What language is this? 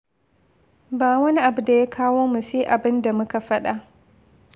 Hausa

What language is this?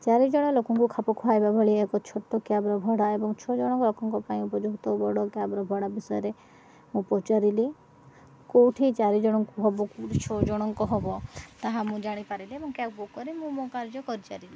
Odia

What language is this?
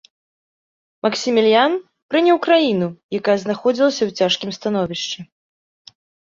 Belarusian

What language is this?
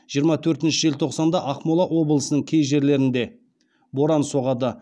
Kazakh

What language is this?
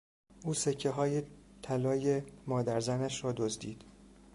Persian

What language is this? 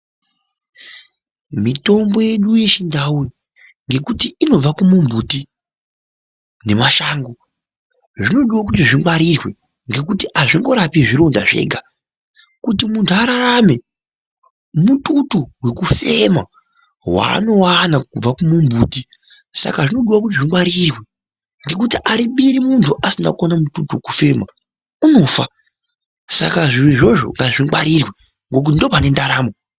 Ndau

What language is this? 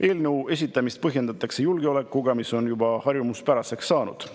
Estonian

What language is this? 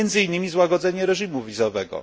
Polish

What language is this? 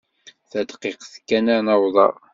Kabyle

